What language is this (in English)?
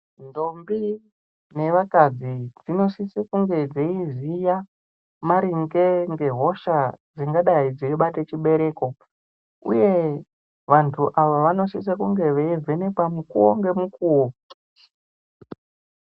Ndau